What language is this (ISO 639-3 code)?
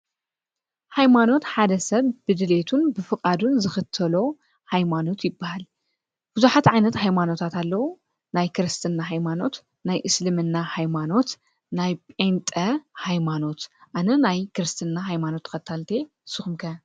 tir